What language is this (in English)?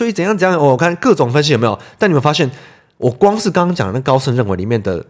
Chinese